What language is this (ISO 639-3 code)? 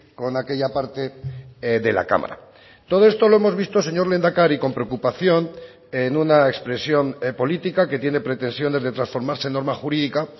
spa